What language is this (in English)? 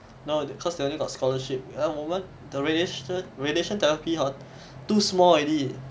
English